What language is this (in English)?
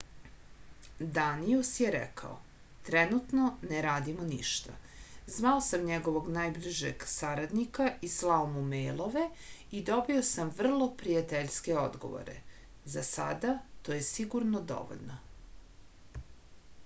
Serbian